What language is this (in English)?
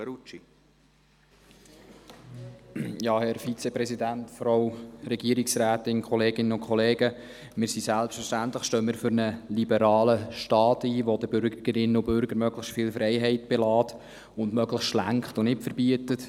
Swiss German